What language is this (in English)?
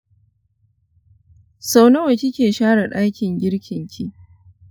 Hausa